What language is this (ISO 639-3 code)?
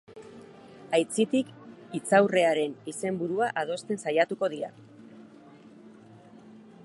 eus